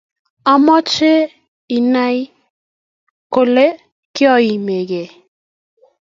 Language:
Kalenjin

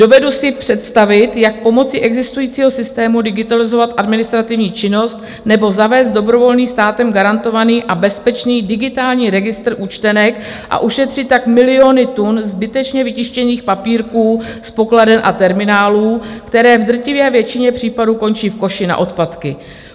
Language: Czech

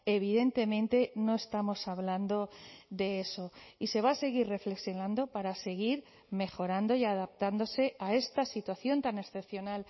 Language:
Spanish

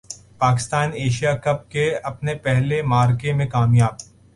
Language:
Urdu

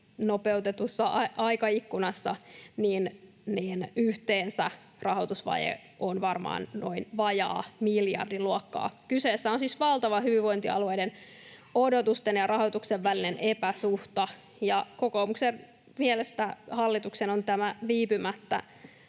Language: Finnish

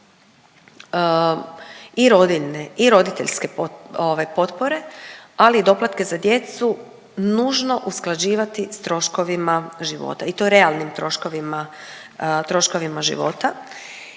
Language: Croatian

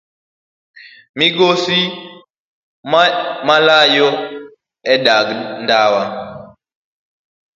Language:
Luo (Kenya and Tanzania)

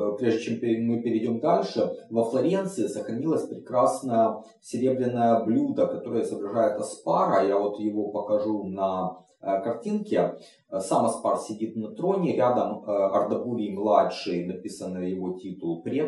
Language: Russian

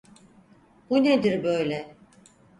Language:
Turkish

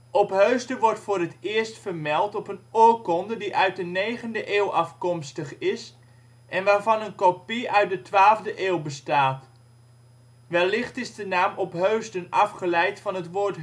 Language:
Dutch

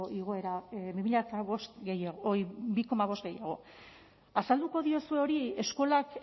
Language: Basque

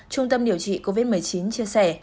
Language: Vietnamese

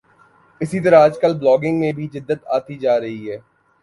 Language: Urdu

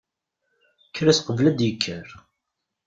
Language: Kabyle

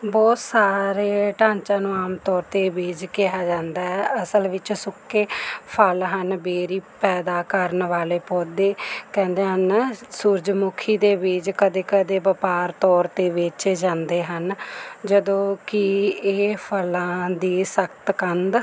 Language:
Punjabi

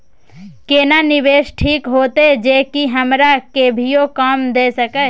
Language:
Maithili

